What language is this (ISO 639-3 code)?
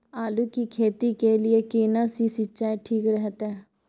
mai